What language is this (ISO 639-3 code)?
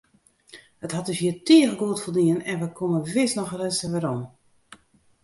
fry